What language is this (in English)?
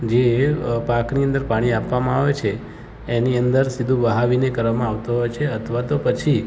Gujarati